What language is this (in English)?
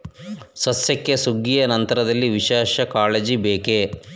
Kannada